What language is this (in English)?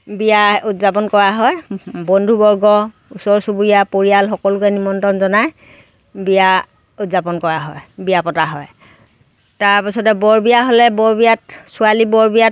Assamese